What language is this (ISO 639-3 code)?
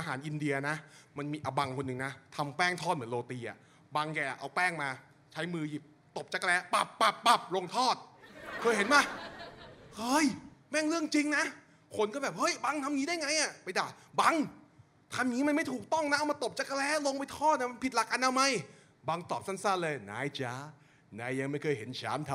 tha